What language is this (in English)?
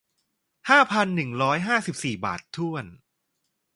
Thai